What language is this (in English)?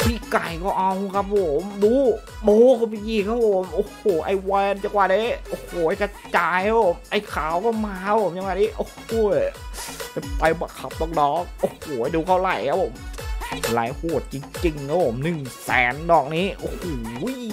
Thai